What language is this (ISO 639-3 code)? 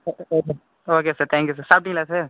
tam